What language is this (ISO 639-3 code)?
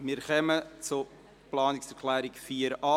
gsw